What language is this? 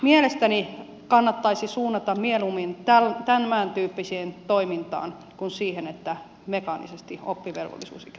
Finnish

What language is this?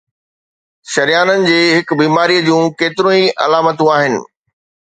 Sindhi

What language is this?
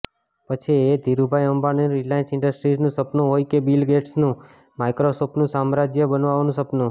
Gujarati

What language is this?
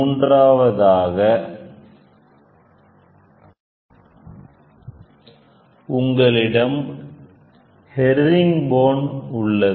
Tamil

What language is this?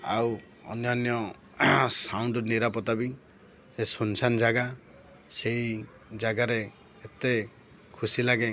Odia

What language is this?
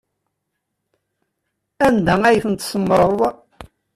Kabyle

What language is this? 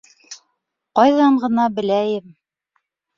Bashkir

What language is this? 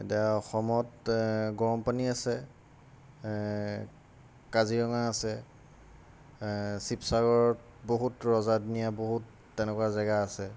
Assamese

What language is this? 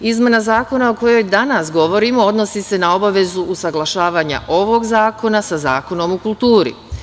Serbian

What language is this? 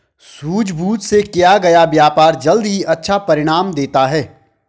Hindi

